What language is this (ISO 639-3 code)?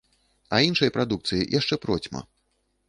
bel